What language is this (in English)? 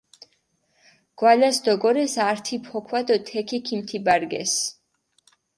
Mingrelian